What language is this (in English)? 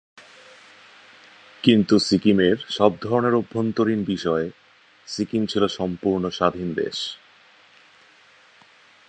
Bangla